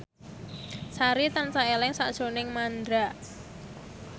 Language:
Javanese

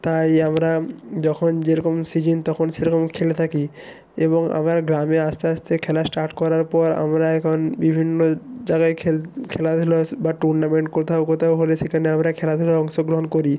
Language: Bangla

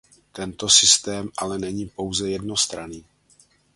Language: Czech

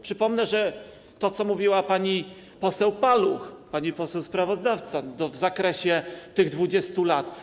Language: Polish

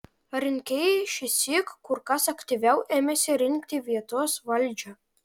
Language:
Lithuanian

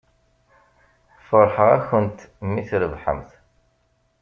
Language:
Kabyle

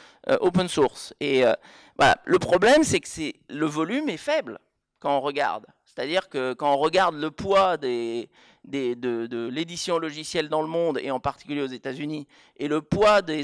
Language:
French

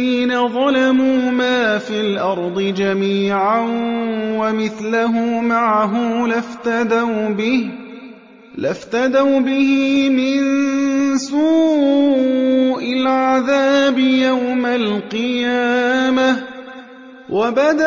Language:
Arabic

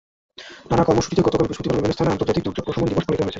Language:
Bangla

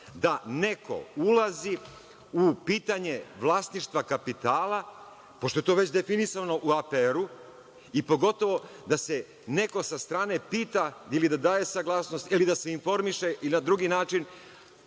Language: Serbian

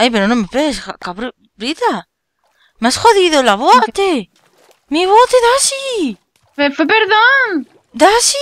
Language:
Spanish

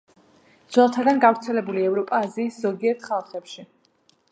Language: Georgian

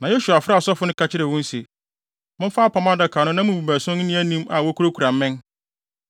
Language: Akan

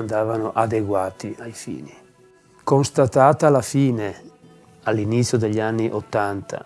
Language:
Italian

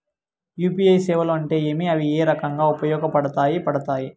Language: Telugu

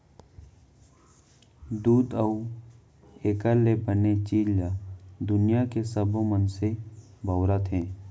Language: Chhattisgarhi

